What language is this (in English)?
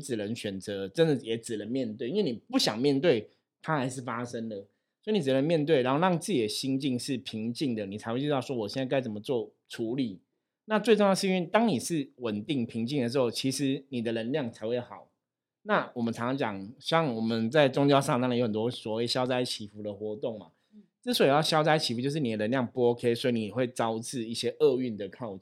Chinese